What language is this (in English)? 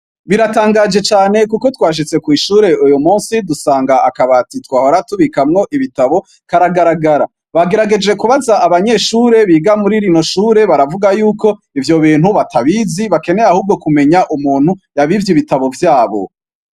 Rundi